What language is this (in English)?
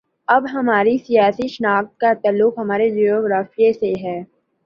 Urdu